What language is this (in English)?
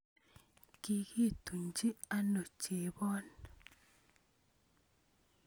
Kalenjin